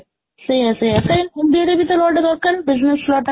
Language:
Odia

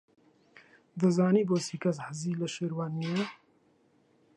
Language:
Central Kurdish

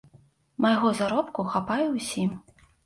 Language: Belarusian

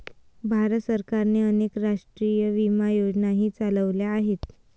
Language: Marathi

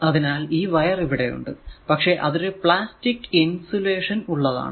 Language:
Malayalam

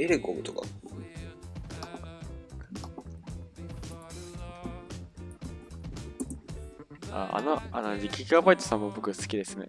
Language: Japanese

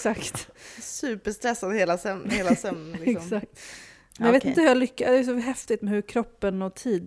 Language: Swedish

